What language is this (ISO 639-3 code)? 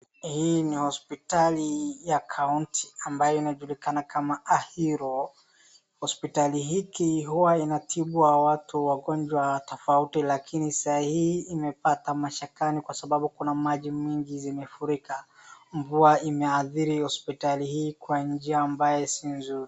swa